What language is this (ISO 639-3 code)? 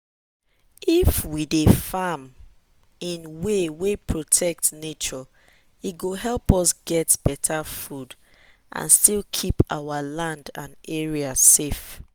pcm